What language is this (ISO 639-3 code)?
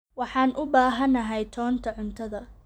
som